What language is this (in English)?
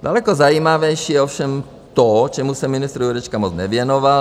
Czech